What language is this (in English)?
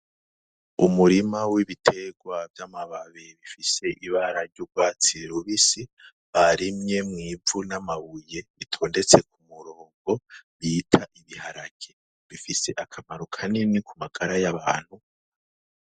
Rundi